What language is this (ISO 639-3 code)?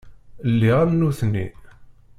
kab